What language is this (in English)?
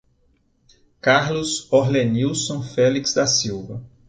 Portuguese